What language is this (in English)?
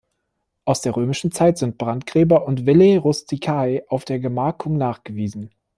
German